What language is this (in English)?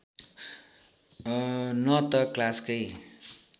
Nepali